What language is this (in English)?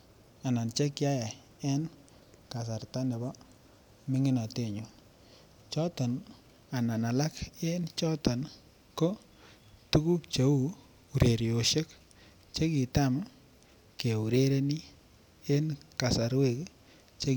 Kalenjin